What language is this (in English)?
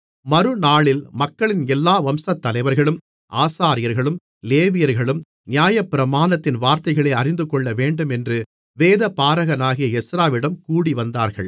Tamil